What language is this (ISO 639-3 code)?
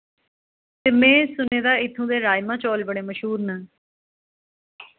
doi